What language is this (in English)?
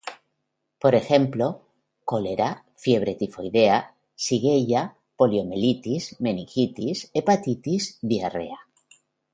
Spanish